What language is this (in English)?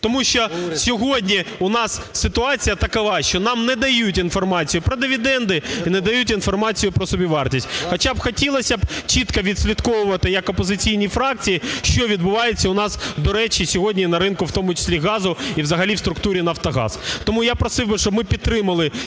Ukrainian